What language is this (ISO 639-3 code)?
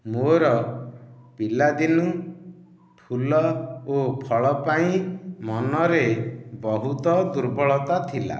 ori